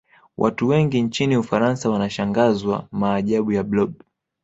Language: Swahili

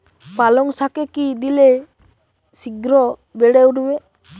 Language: Bangla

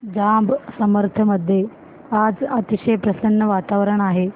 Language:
Marathi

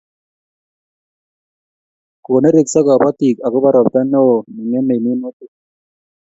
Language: Kalenjin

